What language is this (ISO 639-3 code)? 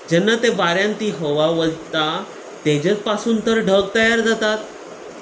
kok